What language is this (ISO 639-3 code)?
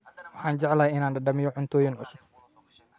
som